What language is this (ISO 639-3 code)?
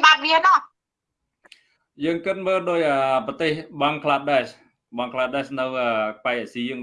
vie